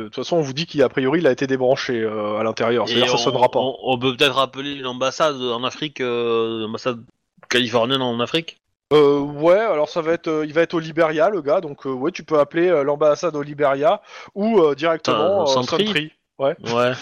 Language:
French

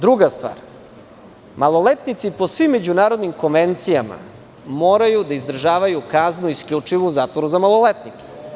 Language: Serbian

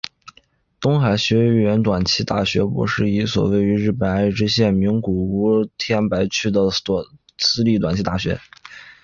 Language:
Chinese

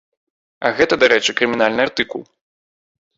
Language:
Belarusian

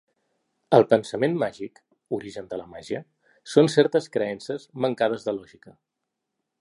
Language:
Catalan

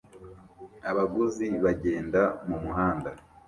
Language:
Kinyarwanda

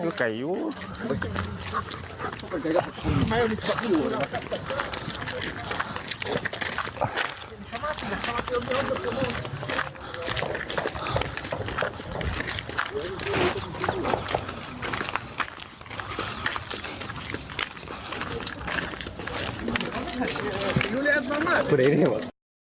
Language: Thai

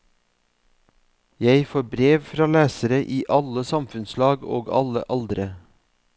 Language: Norwegian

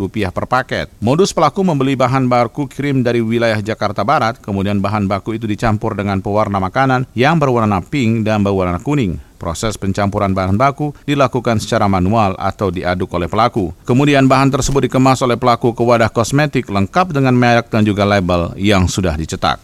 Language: Indonesian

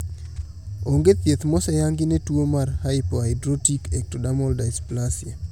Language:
Luo (Kenya and Tanzania)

